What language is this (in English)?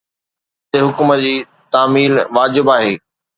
Sindhi